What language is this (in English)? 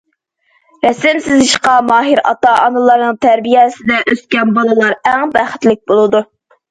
Uyghur